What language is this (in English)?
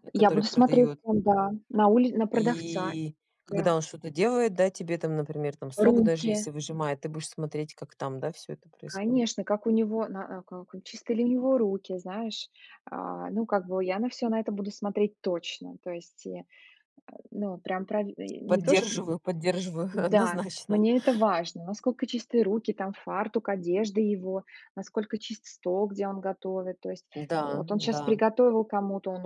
Russian